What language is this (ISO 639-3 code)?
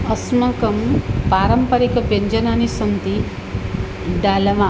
san